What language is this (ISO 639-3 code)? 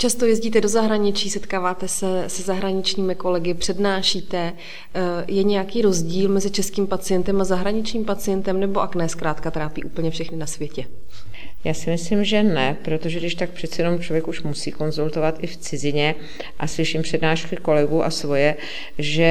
ces